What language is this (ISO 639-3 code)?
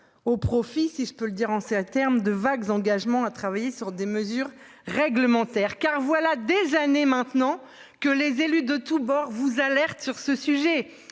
fra